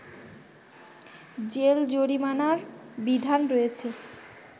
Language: Bangla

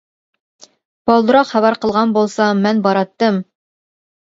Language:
Uyghur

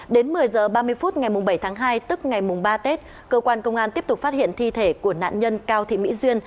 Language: Vietnamese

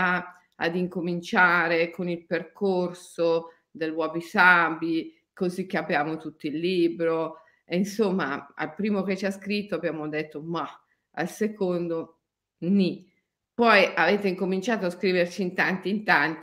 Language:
Italian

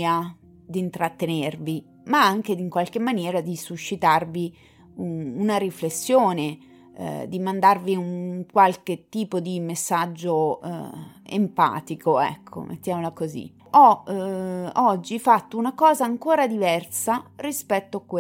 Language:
Italian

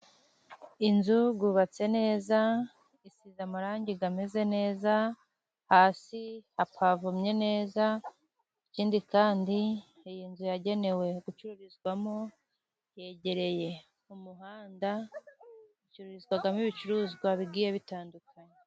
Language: Kinyarwanda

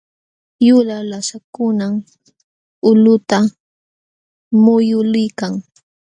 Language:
Jauja Wanca Quechua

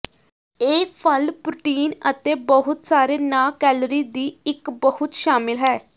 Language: Punjabi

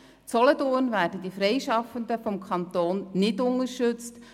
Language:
Swiss German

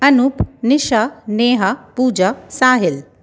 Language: Sindhi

